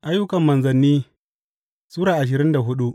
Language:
Hausa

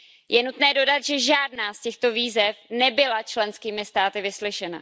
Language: Czech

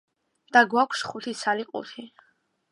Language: Georgian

